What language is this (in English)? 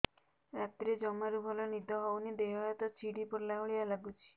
Odia